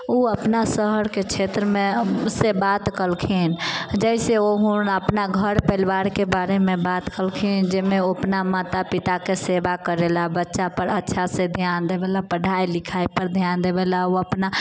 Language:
Maithili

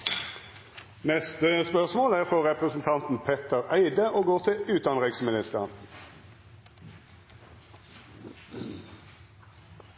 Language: Norwegian Nynorsk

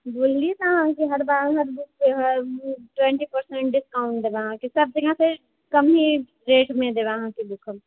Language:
Maithili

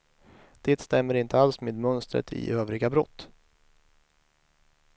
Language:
Swedish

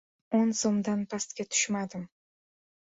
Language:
Uzbek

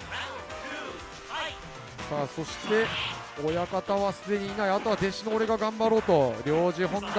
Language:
Japanese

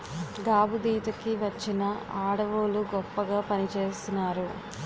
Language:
Telugu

